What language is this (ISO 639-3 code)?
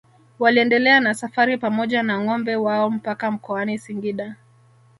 swa